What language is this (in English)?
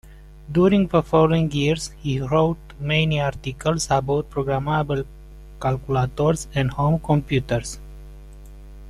English